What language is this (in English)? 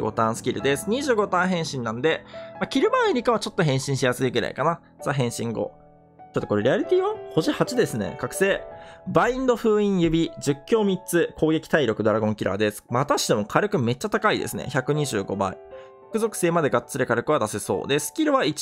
Japanese